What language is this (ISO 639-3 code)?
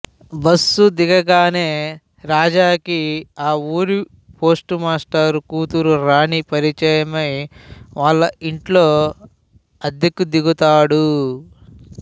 tel